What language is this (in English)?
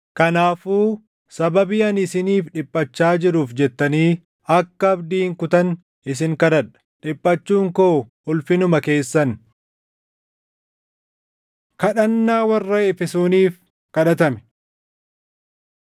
Oromo